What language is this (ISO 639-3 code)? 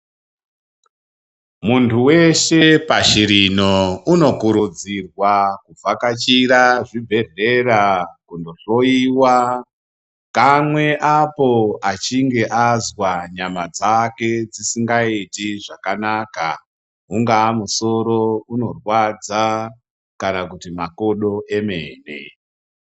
ndc